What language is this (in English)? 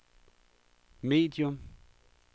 Danish